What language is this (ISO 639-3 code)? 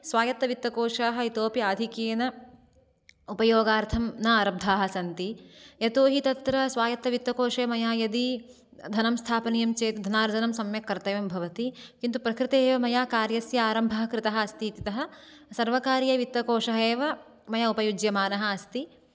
san